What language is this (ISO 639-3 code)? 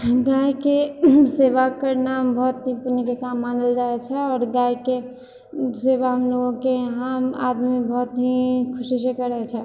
mai